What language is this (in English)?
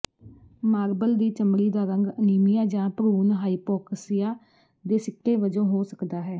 Punjabi